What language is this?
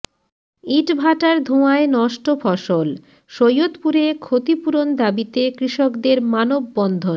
Bangla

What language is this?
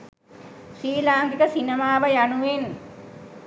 Sinhala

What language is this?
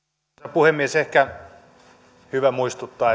Finnish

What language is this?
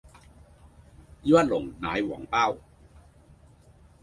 Cantonese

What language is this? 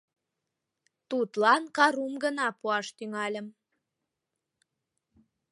Mari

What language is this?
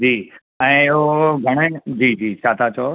Sindhi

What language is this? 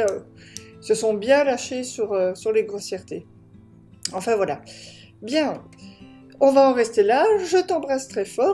French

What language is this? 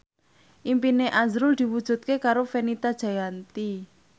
Javanese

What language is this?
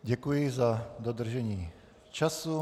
Czech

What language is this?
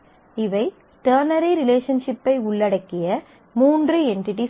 Tamil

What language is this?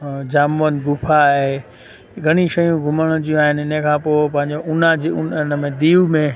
Sindhi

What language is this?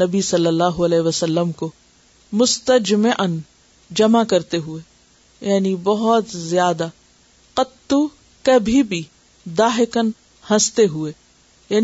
Urdu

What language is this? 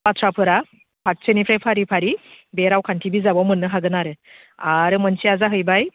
Bodo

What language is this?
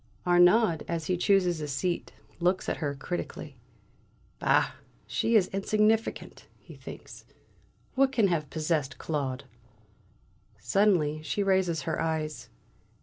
English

